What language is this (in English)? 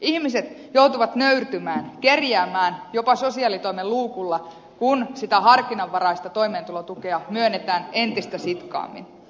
Finnish